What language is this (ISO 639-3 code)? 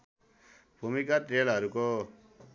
nep